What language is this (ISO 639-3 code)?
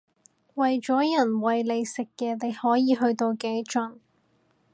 yue